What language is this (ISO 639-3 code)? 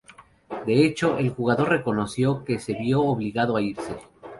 spa